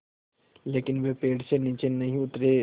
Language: Hindi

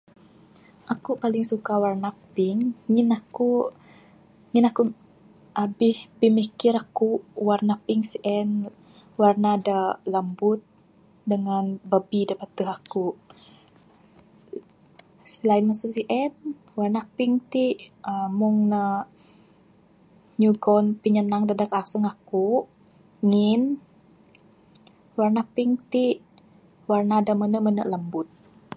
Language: Bukar-Sadung Bidayuh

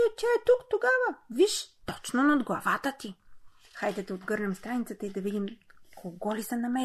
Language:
Bulgarian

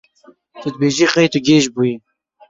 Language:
Kurdish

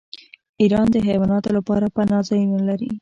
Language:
Pashto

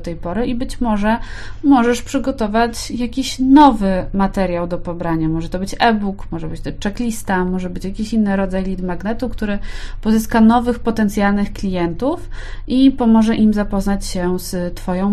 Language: Polish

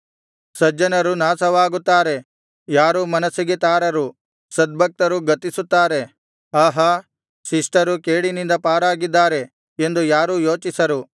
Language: Kannada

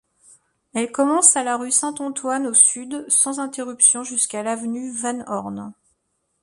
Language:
French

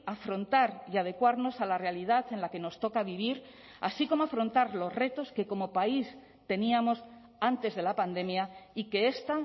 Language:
Spanish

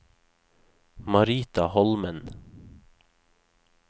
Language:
Norwegian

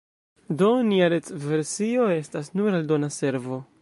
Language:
Esperanto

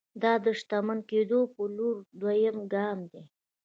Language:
Pashto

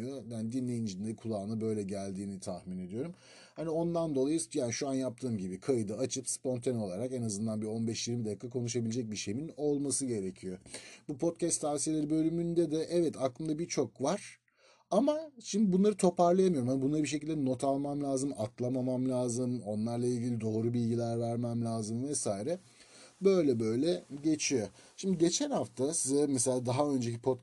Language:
Turkish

